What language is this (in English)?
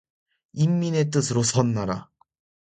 Korean